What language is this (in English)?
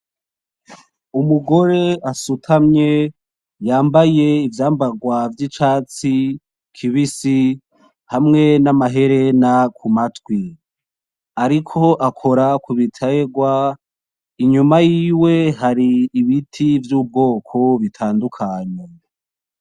Rundi